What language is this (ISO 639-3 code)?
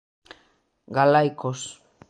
glg